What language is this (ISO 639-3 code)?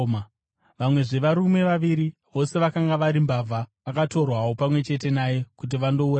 sna